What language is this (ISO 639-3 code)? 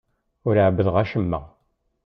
kab